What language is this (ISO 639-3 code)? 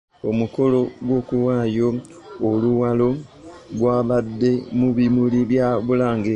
lug